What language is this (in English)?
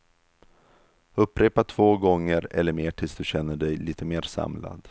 Swedish